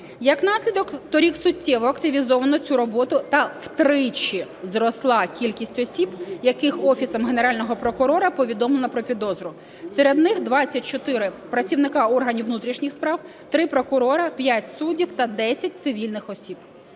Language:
Ukrainian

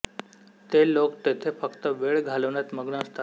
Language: Marathi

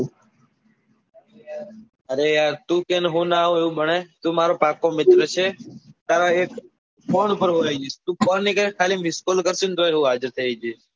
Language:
Gujarati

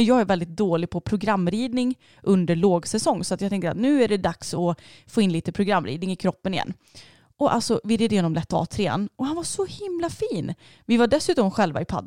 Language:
Swedish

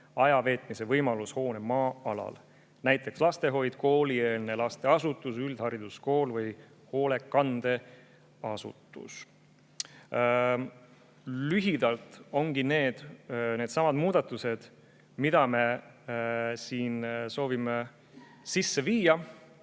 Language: Estonian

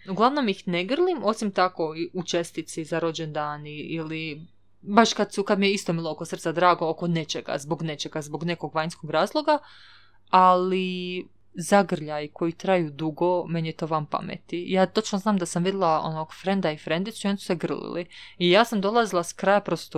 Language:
Croatian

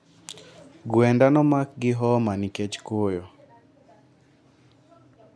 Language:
Luo (Kenya and Tanzania)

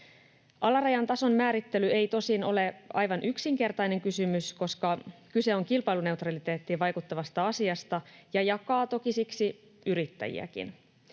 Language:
Finnish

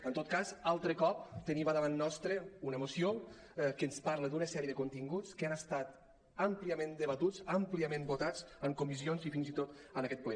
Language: Catalan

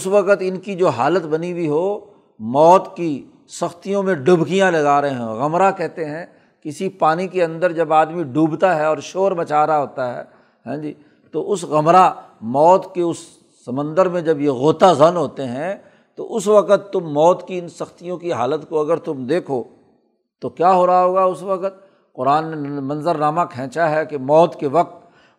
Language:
Urdu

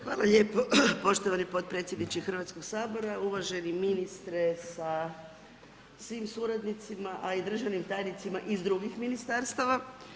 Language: Croatian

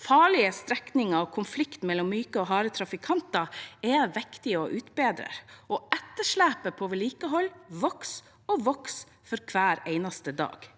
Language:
Norwegian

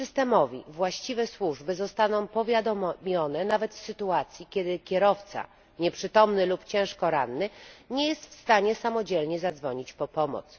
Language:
Polish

